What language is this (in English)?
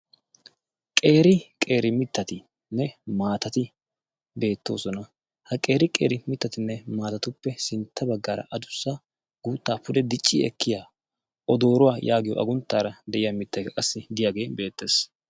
Wolaytta